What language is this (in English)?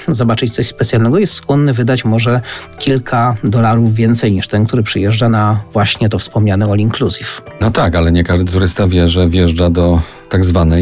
Polish